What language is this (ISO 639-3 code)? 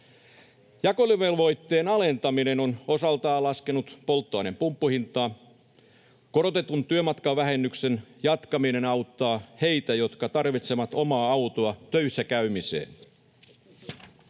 fin